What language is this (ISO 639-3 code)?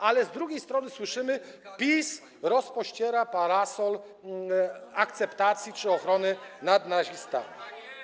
pol